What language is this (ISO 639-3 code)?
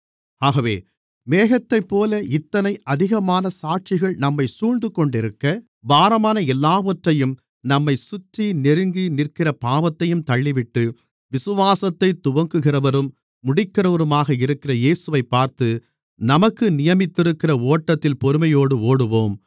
tam